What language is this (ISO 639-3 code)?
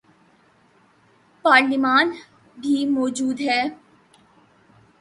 urd